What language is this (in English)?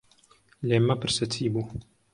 Central Kurdish